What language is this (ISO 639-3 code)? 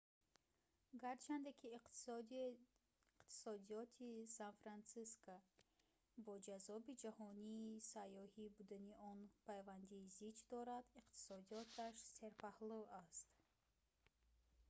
tgk